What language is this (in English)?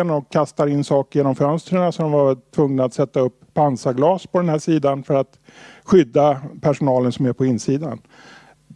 Swedish